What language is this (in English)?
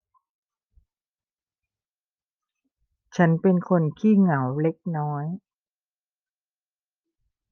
Thai